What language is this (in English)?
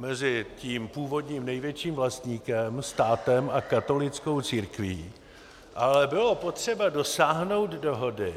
Czech